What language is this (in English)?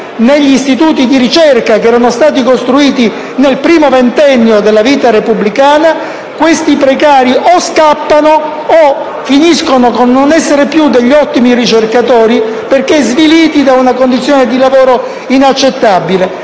Italian